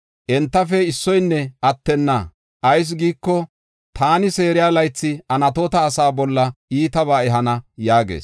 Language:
Gofa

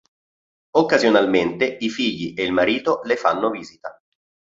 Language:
Italian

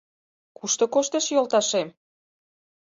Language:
Mari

